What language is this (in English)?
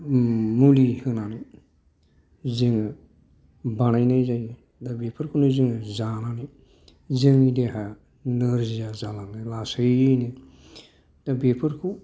Bodo